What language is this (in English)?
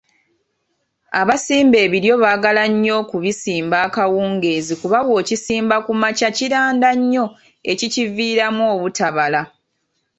Ganda